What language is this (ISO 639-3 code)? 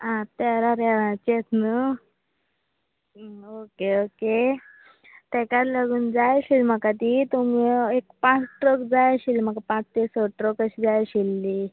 kok